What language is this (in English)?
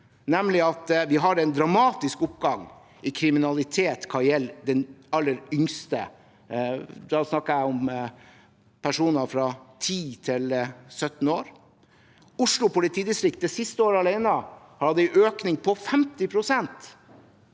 Norwegian